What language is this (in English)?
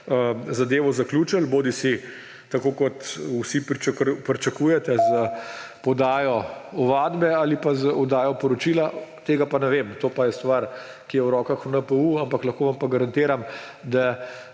Slovenian